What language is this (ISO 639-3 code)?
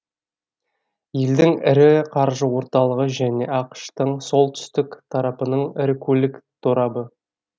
kaz